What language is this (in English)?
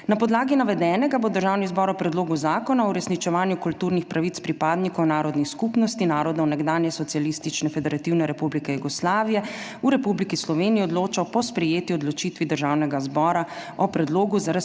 Slovenian